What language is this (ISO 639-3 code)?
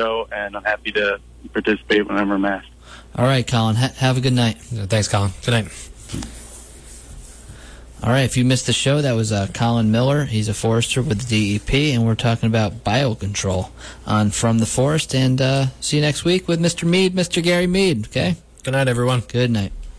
eng